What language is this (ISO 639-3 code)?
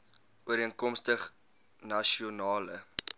afr